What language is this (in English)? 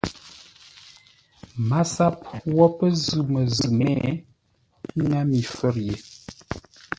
Ngombale